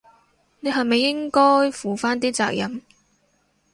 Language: Cantonese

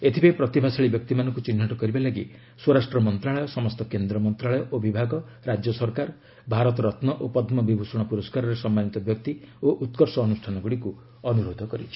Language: Odia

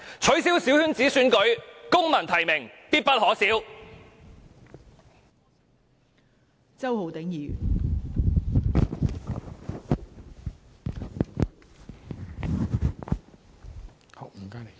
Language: Cantonese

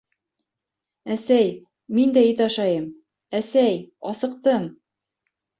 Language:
Bashkir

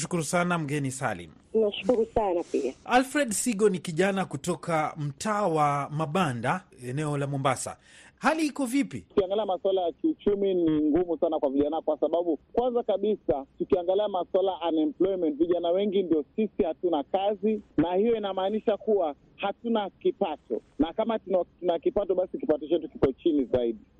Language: Swahili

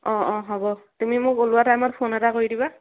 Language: Assamese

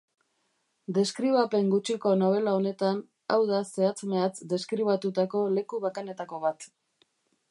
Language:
Basque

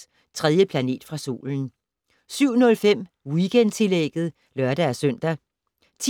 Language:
Danish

